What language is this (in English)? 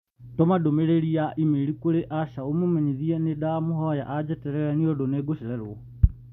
Kikuyu